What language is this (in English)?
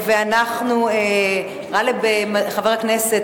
Hebrew